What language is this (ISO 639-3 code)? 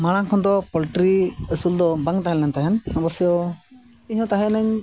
sat